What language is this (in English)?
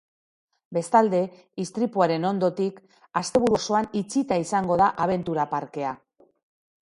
Basque